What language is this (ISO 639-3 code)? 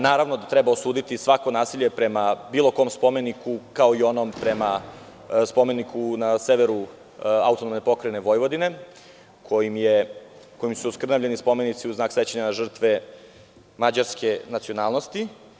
srp